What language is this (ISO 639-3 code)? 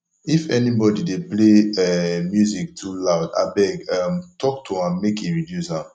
pcm